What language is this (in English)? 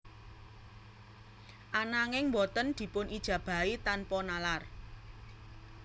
Javanese